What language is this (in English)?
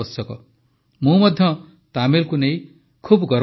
Odia